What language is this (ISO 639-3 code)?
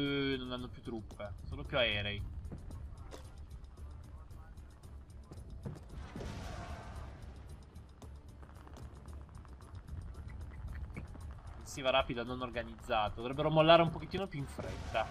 ita